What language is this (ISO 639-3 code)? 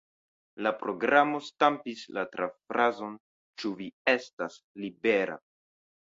epo